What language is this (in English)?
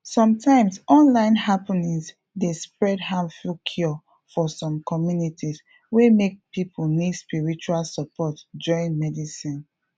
Nigerian Pidgin